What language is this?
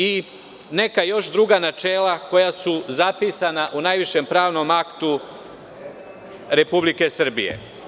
Serbian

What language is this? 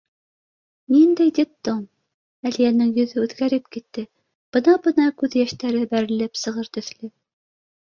Bashkir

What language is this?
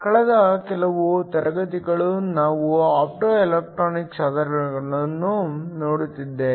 Kannada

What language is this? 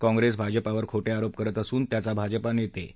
Marathi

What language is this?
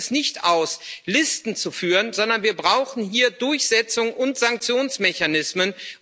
German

